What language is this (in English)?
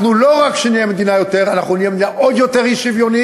Hebrew